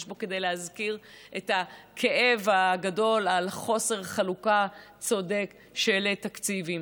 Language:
Hebrew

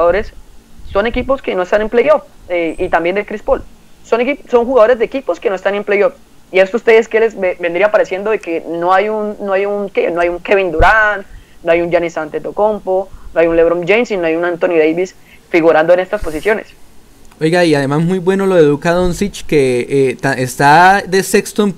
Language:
Spanish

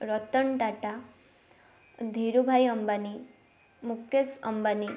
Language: Odia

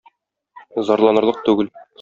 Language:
Tatar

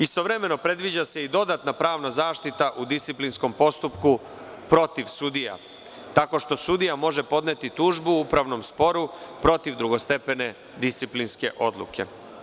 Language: Serbian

